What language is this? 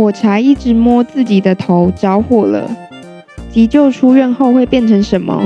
Chinese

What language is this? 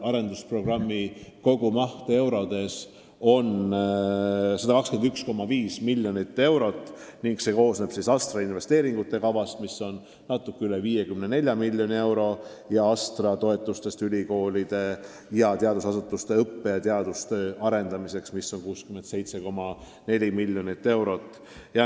Estonian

